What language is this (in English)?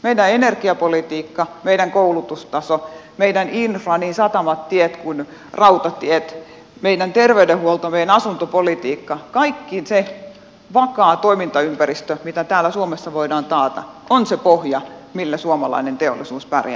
Finnish